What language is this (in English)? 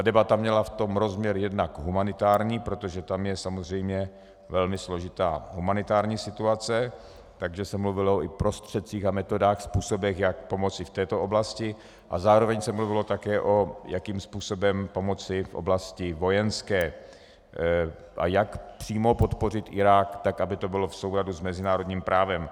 Czech